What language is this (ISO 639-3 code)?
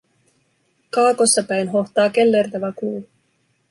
fin